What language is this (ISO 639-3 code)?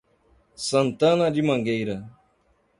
por